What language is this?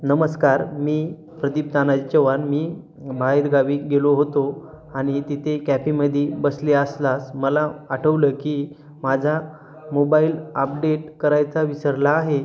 Marathi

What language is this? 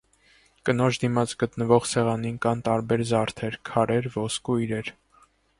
Armenian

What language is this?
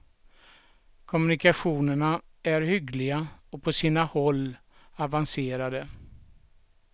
Swedish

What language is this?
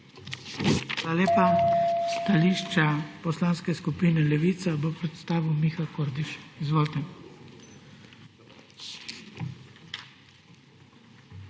Slovenian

